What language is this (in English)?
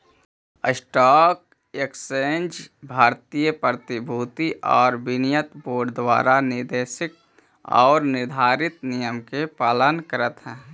Magahi